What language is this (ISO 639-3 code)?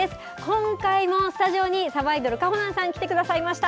jpn